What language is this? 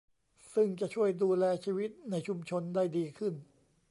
Thai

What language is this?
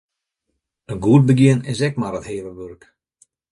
Western Frisian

